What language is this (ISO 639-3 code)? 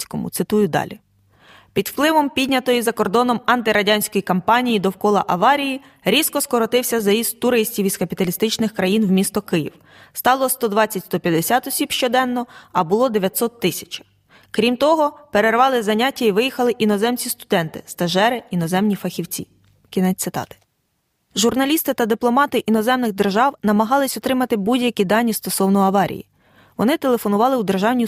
ukr